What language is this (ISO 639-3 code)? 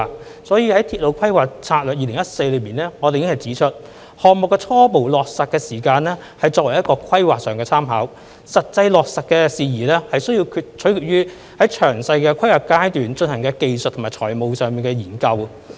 yue